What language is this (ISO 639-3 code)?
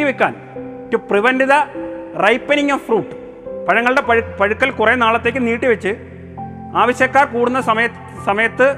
mal